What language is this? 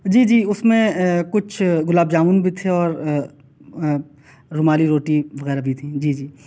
Urdu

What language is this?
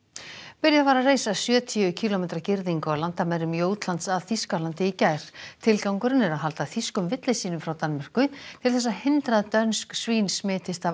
Icelandic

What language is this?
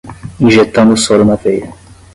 Portuguese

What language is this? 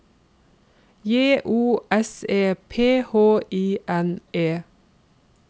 Norwegian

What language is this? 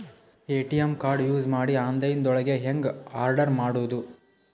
Kannada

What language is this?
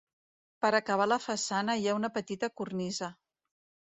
Catalan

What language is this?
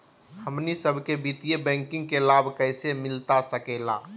Magahi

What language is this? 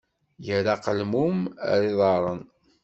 Kabyle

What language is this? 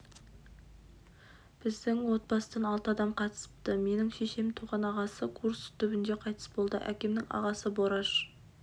Kazakh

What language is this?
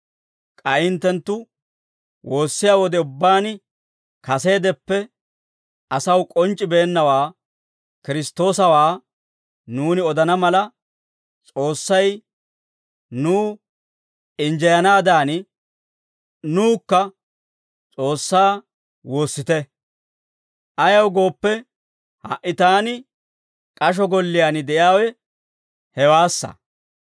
Dawro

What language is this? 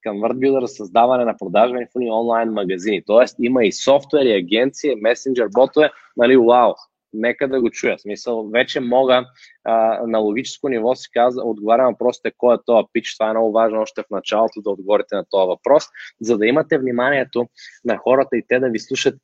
Bulgarian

